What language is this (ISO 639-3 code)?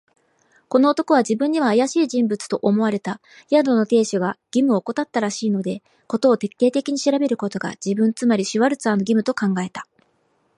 jpn